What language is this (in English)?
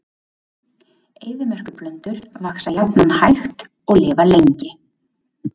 Icelandic